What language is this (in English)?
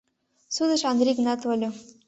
Mari